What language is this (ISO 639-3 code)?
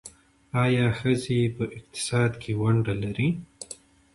pus